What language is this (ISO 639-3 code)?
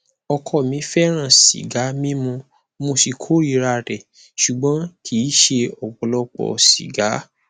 yor